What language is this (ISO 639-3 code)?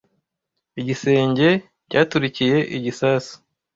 kin